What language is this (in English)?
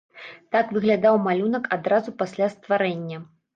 Belarusian